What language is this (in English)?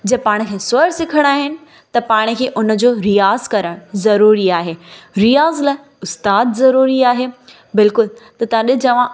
Sindhi